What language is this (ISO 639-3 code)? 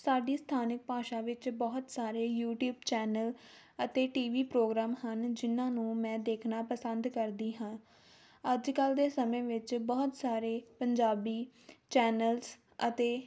pan